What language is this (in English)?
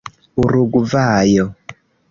Esperanto